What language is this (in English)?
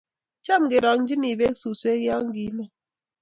Kalenjin